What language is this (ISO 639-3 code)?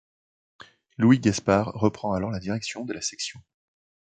fra